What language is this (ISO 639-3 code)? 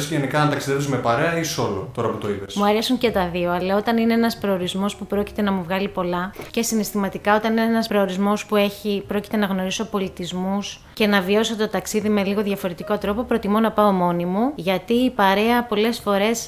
ell